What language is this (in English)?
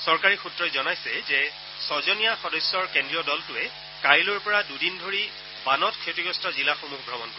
Assamese